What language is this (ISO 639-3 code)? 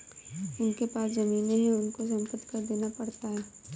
hin